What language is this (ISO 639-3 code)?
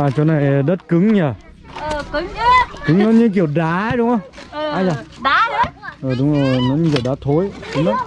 vie